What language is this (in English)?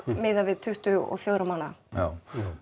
Icelandic